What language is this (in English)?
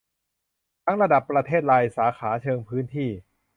Thai